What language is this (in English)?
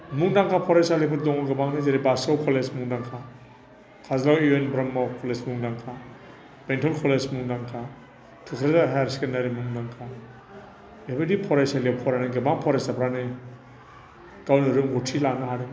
Bodo